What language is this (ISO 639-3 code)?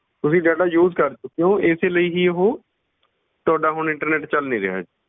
pan